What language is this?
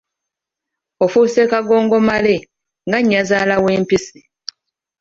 Ganda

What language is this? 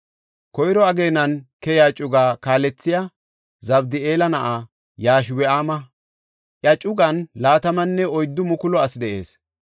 Gofa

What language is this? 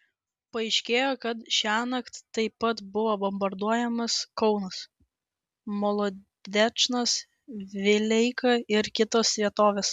Lithuanian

